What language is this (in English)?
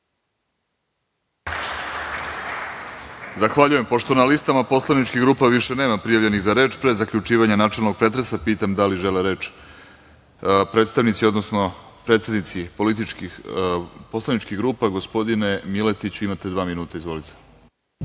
Serbian